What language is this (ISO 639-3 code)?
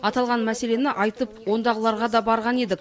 kaz